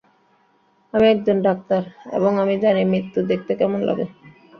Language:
Bangla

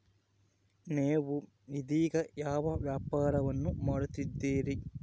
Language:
Kannada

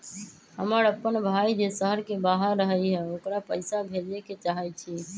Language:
Magahi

